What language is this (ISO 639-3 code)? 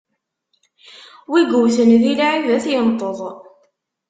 kab